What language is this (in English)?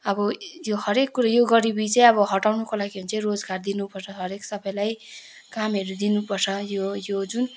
Nepali